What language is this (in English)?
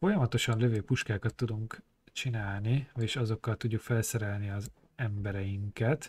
Hungarian